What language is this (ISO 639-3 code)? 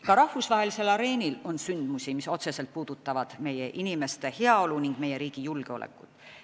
est